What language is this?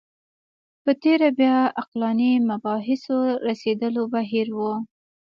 Pashto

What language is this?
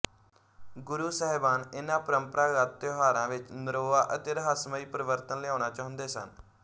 Punjabi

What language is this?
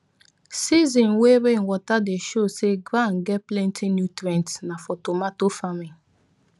Nigerian Pidgin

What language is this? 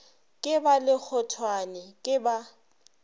Northern Sotho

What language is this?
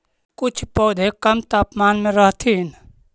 Magahi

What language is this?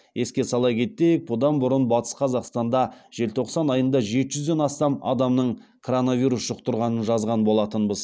Kazakh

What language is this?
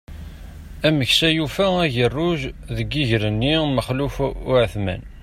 Kabyle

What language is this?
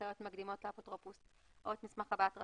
Hebrew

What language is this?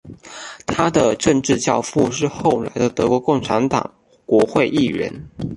Chinese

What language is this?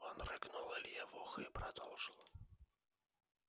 Russian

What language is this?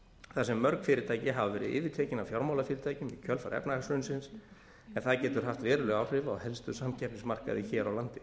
Icelandic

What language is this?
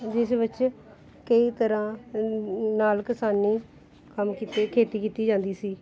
Punjabi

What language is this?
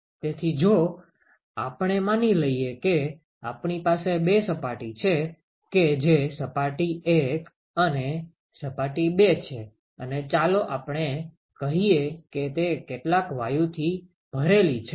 Gujarati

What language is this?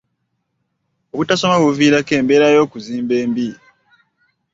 Ganda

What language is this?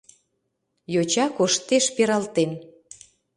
Mari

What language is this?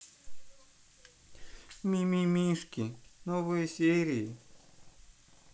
Russian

